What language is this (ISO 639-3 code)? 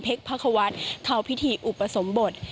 tha